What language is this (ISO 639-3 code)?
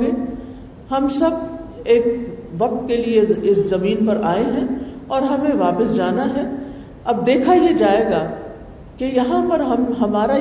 urd